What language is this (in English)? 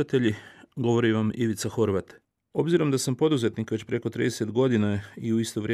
Croatian